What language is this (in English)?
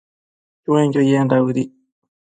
Matsés